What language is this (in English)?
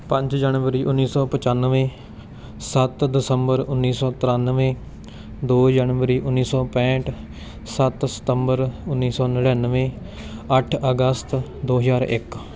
Punjabi